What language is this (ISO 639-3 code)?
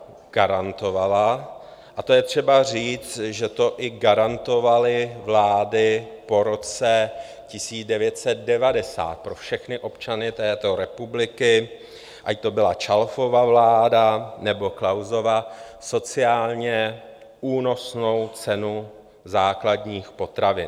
ces